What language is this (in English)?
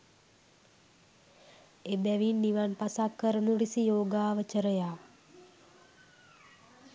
Sinhala